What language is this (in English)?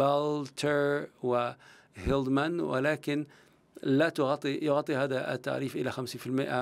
Arabic